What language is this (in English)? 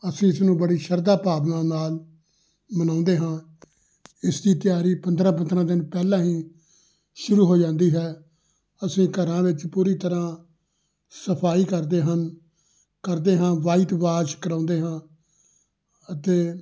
Punjabi